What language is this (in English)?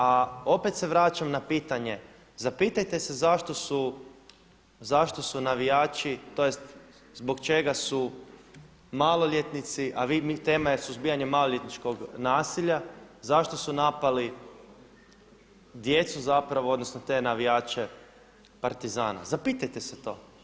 Croatian